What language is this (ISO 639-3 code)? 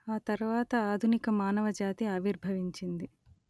tel